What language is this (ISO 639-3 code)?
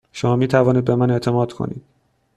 fas